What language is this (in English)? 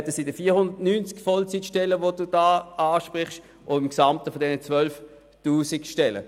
Swiss German